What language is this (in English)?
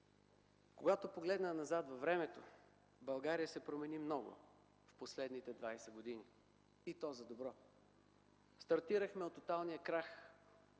Bulgarian